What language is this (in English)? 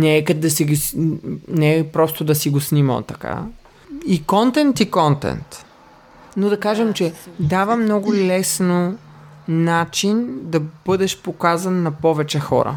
Bulgarian